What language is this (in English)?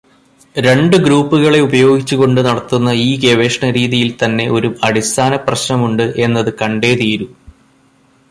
Malayalam